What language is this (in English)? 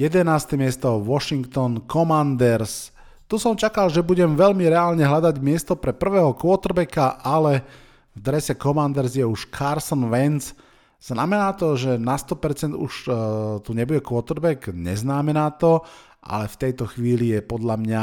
Slovak